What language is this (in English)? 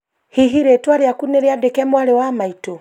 Kikuyu